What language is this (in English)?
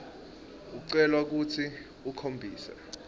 Swati